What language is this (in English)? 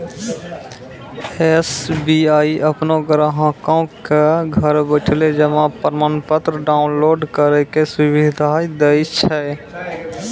Maithili